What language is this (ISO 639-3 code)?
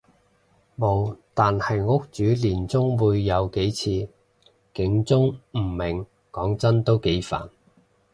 yue